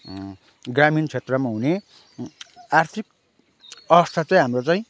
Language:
Nepali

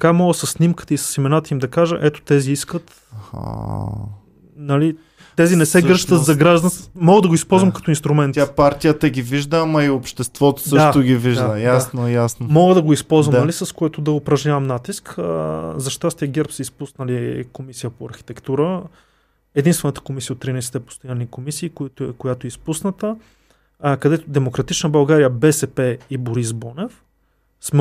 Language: Bulgarian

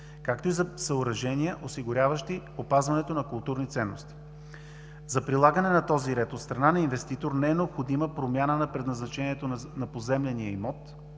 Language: Bulgarian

